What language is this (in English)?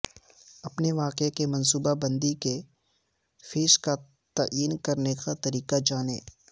Urdu